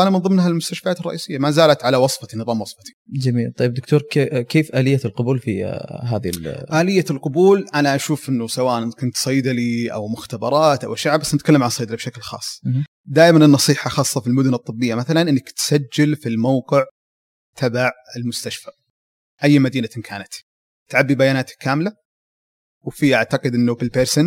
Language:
Arabic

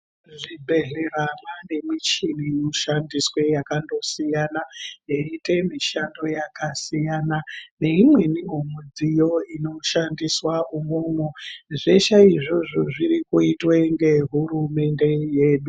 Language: Ndau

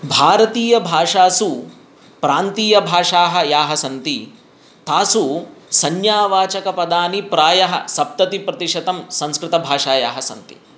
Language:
Sanskrit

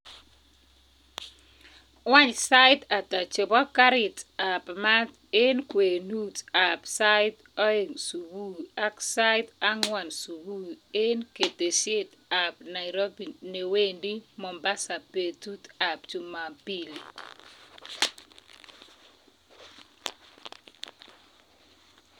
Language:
Kalenjin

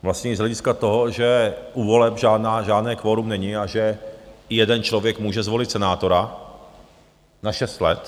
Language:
Czech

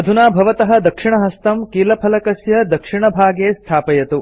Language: Sanskrit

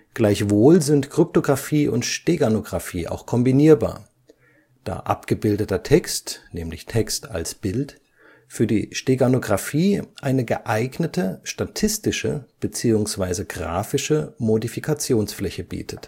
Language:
German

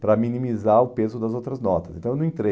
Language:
Portuguese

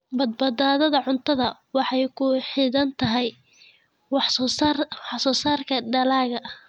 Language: Somali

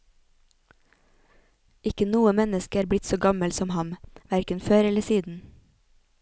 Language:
Norwegian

